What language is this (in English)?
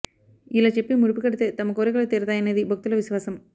Telugu